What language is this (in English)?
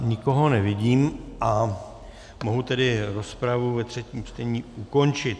Czech